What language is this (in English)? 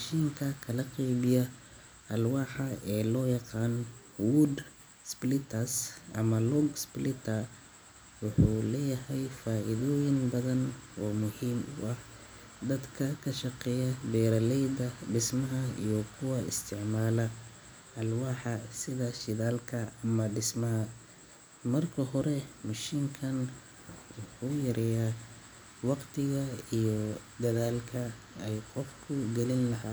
Somali